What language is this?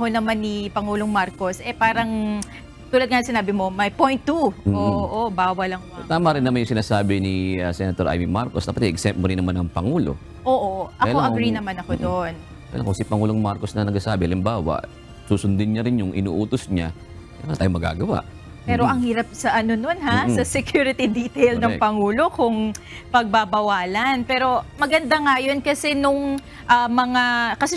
Filipino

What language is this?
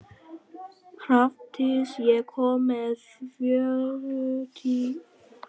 Icelandic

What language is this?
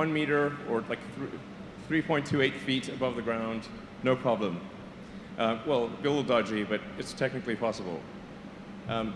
Hungarian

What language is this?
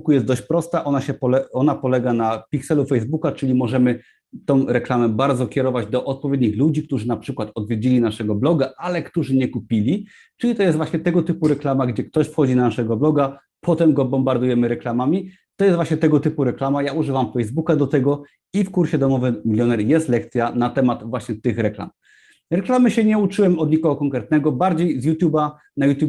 Polish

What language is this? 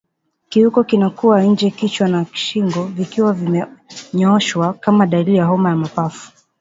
Swahili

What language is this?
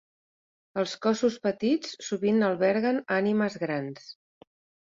Catalan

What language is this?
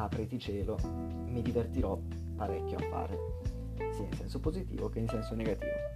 Italian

